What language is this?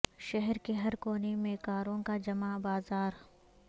Urdu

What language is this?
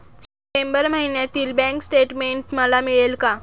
Marathi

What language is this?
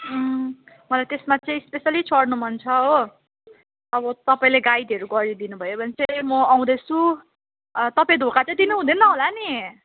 Nepali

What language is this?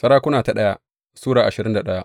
Hausa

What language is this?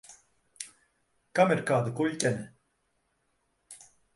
Latvian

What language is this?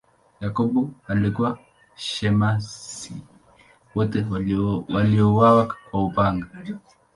Swahili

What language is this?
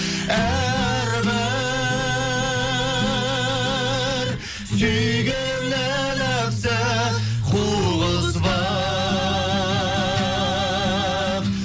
Kazakh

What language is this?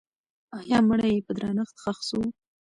Pashto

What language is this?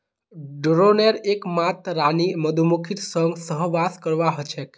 Magahi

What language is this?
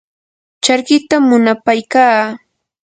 Yanahuanca Pasco Quechua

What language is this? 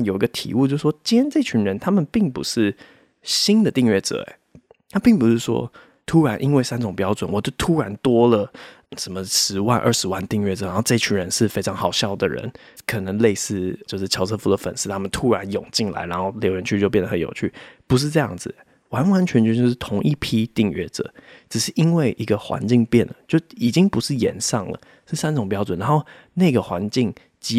Chinese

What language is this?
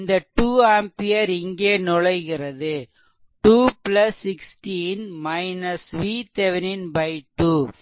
Tamil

